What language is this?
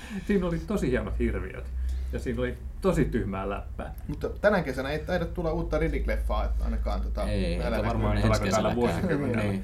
Finnish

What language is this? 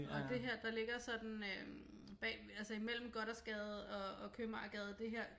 Danish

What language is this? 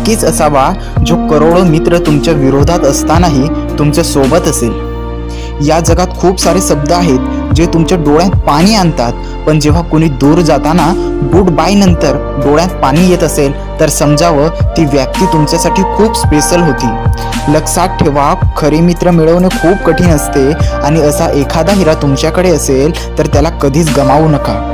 Hindi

